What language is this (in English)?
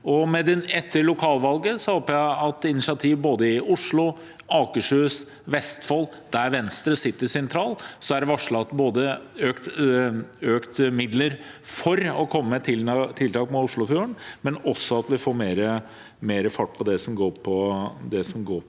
Norwegian